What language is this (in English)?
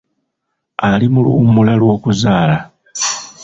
Ganda